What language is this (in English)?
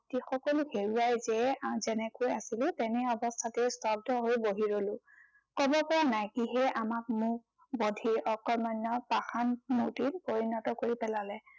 Assamese